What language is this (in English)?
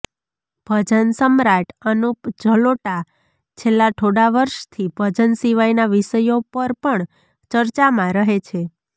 Gujarati